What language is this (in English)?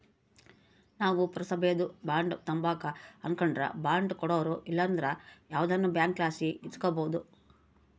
Kannada